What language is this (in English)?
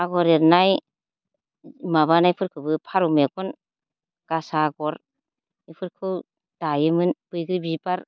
Bodo